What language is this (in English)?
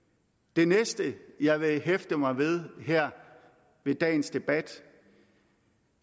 Danish